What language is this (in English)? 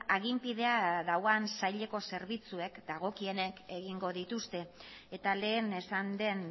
Basque